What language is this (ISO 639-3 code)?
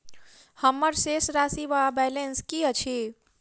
mai